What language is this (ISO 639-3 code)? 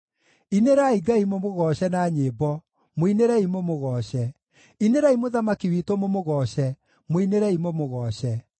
kik